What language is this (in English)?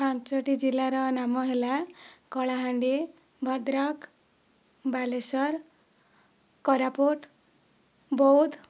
Odia